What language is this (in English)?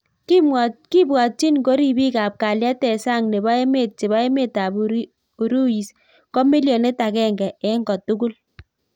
Kalenjin